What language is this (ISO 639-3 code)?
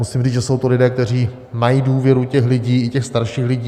ces